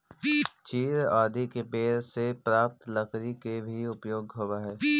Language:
Magahi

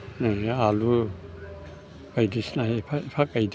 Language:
Bodo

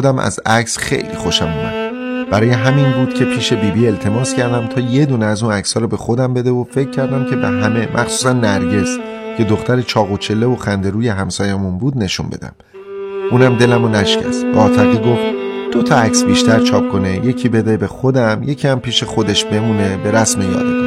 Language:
Persian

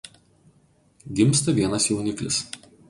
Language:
Lithuanian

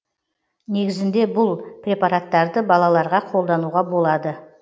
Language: Kazakh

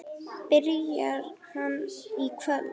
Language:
Icelandic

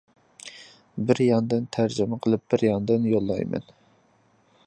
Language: Uyghur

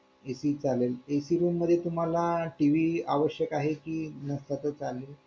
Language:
Marathi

